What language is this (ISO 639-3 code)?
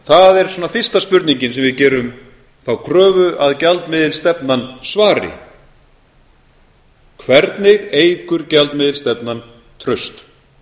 isl